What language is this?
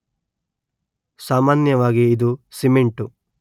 Kannada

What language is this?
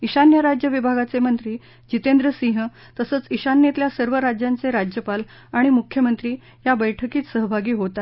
Marathi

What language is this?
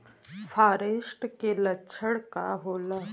Bhojpuri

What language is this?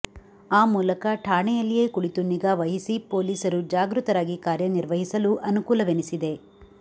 Kannada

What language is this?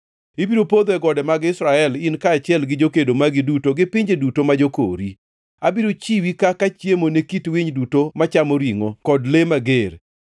Luo (Kenya and Tanzania)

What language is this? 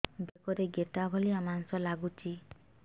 Odia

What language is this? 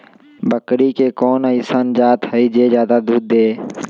Magahi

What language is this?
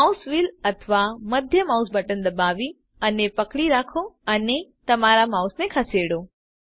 Gujarati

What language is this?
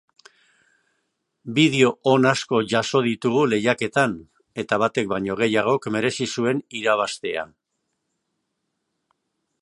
Basque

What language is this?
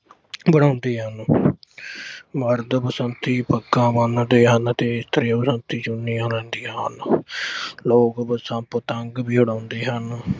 Punjabi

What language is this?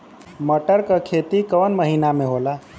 Bhojpuri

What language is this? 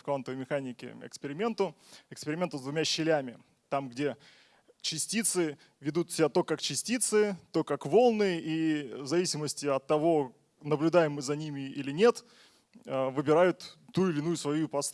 Russian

